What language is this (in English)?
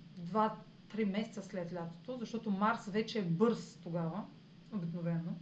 Bulgarian